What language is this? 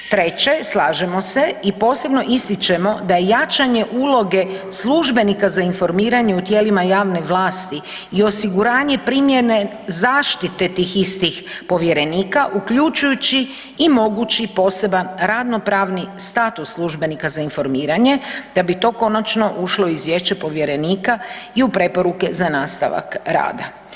Croatian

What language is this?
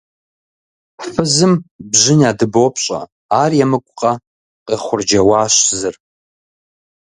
Kabardian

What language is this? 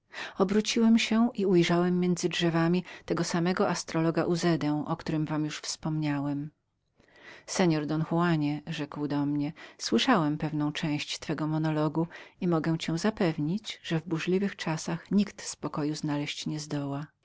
Polish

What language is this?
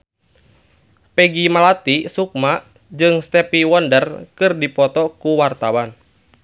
Sundanese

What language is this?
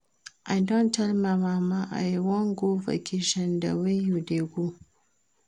Nigerian Pidgin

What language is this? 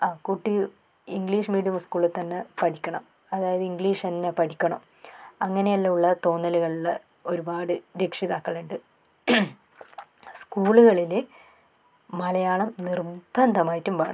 Malayalam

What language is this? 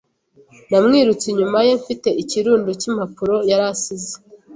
Kinyarwanda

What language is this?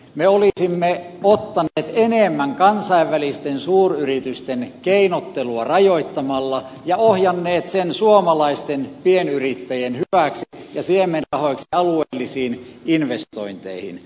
Finnish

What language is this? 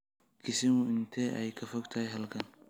Somali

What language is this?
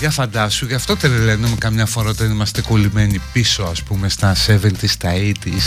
Greek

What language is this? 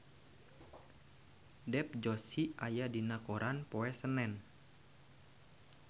Sundanese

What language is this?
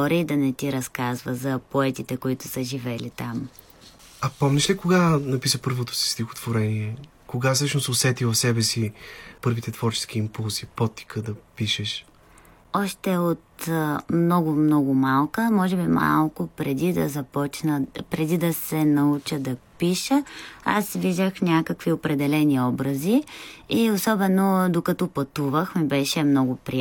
Bulgarian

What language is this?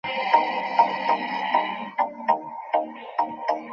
Bangla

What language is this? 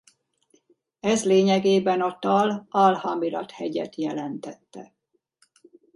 Hungarian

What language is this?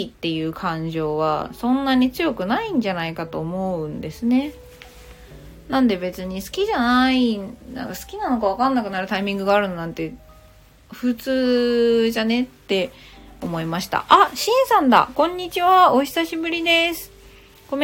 Japanese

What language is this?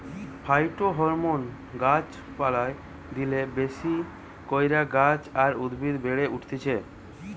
Bangla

